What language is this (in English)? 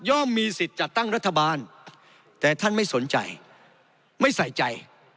Thai